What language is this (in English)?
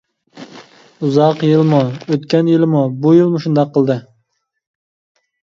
Uyghur